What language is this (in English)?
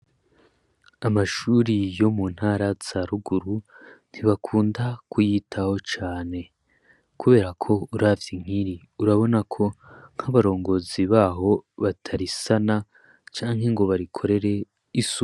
Rundi